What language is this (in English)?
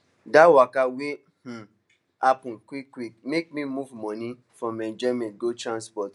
Nigerian Pidgin